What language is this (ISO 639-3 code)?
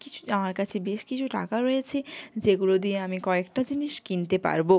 ben